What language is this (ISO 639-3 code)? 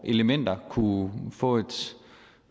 dan